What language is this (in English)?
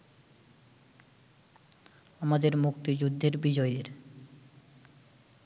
Bangla